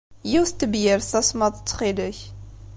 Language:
Kabyle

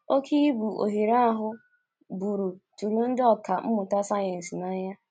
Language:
Igbo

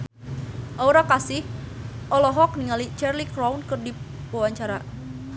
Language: Sundanese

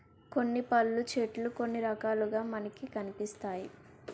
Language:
Telugu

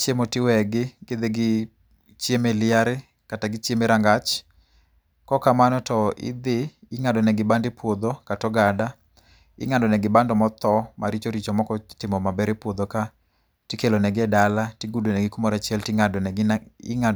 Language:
Luo (Kenya and Tanzania)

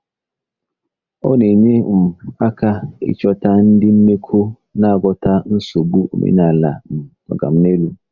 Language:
Igbo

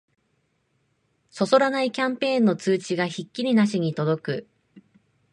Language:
Japanese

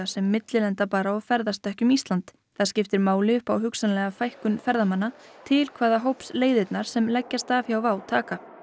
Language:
Icelandic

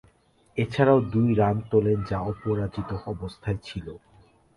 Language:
Bangla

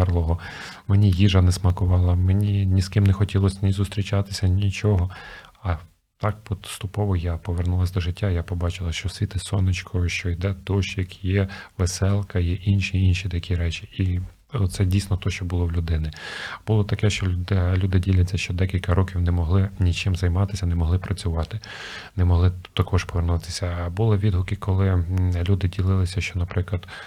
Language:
Ukrainian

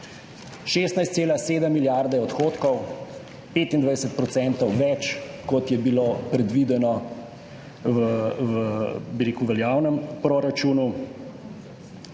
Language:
Slovenian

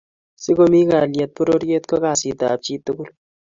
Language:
Kalenjin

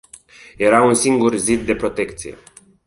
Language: Romanian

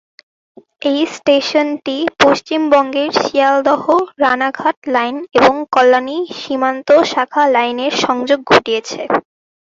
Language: Bangla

